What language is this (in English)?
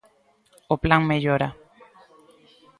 Galician